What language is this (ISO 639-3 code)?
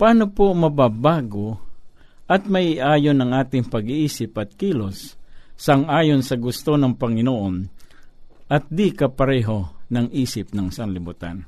fil